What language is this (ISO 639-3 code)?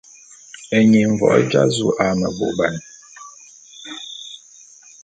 bum